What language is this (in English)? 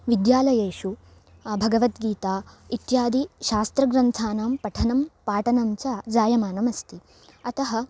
Sanskrit